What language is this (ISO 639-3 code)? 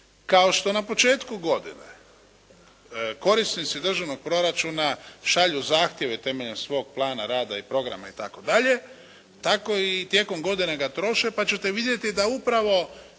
hrv